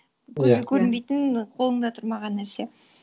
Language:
Kazakh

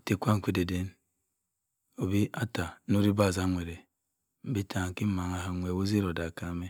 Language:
Cross River Mbembe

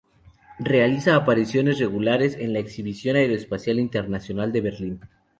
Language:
Spanish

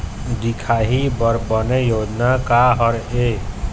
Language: Chhattisgarhi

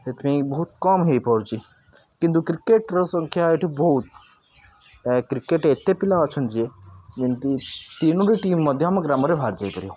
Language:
Odia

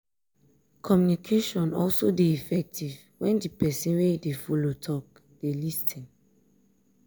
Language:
Nigerian Pidgin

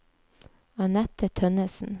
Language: Norwegian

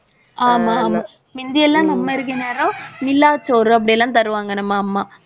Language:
Tamil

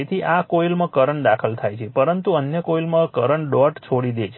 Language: Gujarati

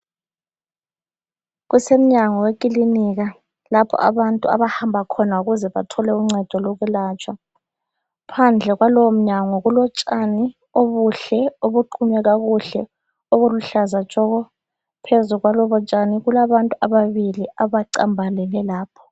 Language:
North Ndebele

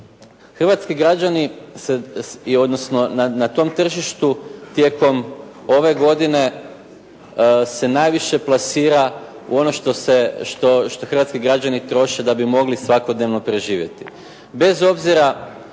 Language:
Croatian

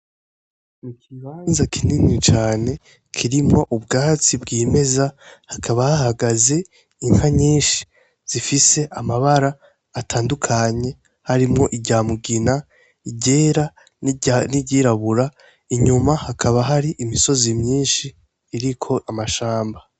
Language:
Rundi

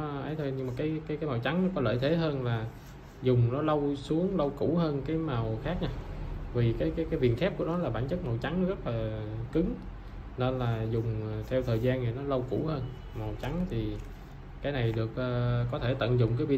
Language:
Vietnamese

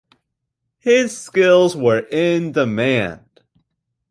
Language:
English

